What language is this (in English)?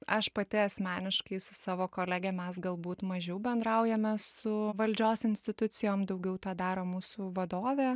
Lithuanian